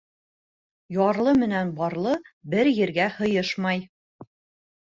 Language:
Bashkir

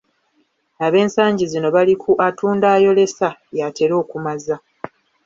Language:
Ganda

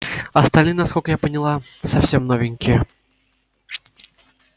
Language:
Russian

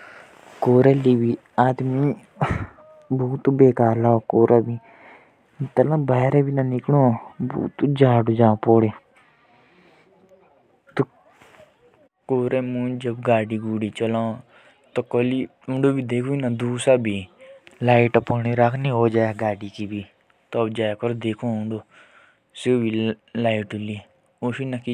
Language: Jaunsari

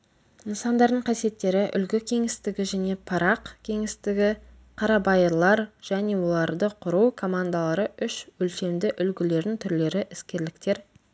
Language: Kazakh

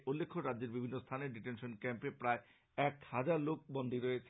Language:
Bangla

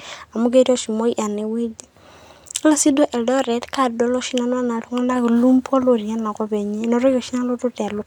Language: Masai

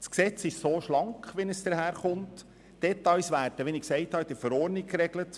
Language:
Swiss German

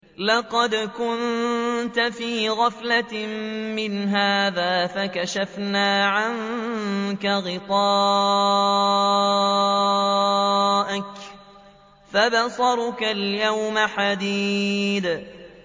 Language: Arabic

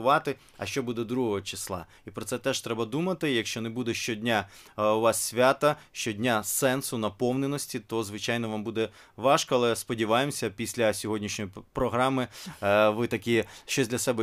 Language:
Ukrainian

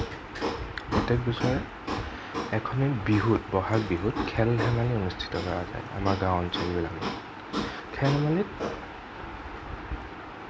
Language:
Assamese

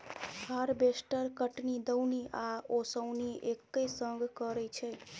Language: Maithili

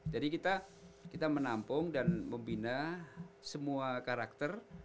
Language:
Indonesian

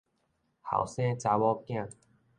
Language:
Min Nan Chinese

